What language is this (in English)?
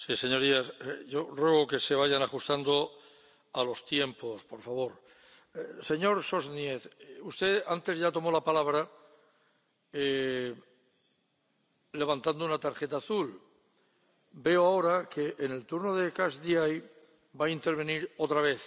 Spanish